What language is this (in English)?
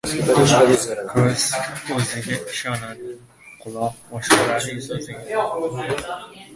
Uzbek